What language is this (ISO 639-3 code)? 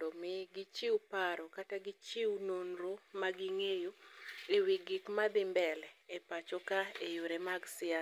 luo